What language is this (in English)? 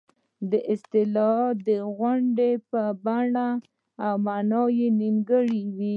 Pashto